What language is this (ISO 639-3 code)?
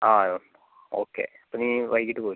mal